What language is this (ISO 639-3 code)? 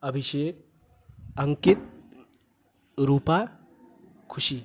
mai